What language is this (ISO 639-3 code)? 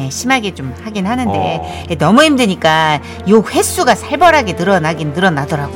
kor